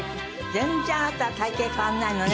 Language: Japanese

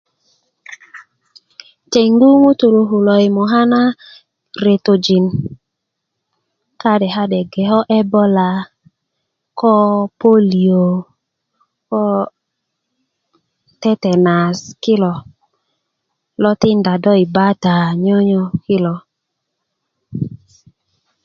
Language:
Kuku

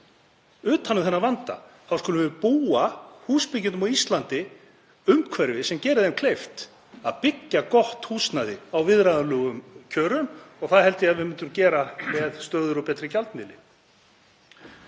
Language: Icelandic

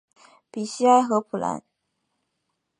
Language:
Chinese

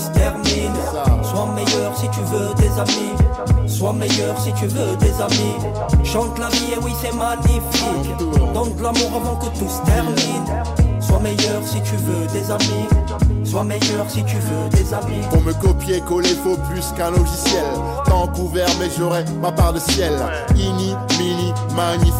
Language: French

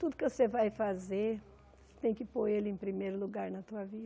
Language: Portuguese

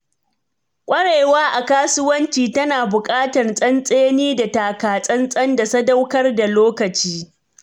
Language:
Hausa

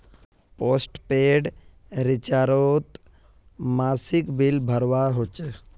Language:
Magahi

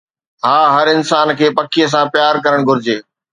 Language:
Sindhi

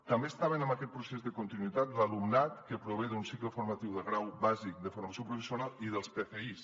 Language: Catalan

